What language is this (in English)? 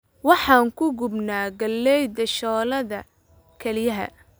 Somali